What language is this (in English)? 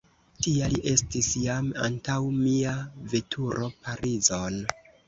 Esperanto